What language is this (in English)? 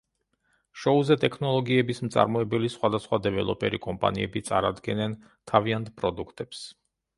Georgian